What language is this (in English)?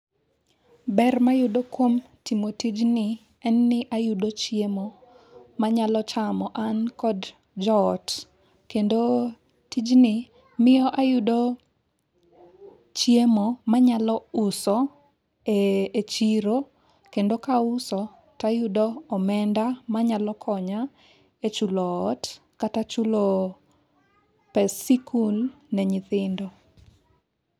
Luo (Kenya and Tanzania)